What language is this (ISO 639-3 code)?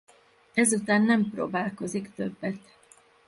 hun